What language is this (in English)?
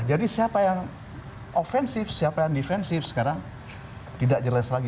Indonesian